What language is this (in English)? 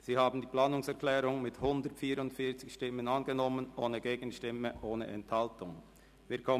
Swiss German